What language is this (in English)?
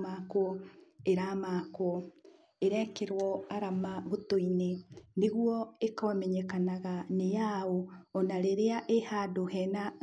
Kikuyu